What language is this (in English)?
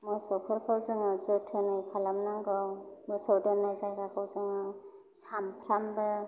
Bodo